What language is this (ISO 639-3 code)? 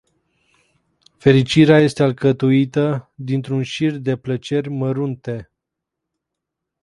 ron